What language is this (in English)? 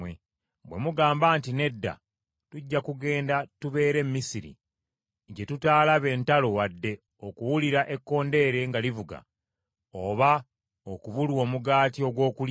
Ganda